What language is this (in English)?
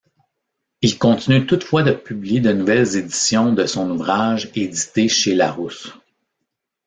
French